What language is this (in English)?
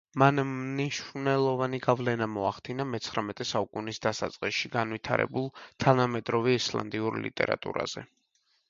Georgian